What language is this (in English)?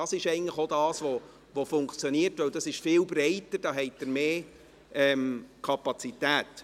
Swiss German